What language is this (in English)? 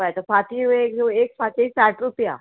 Konkani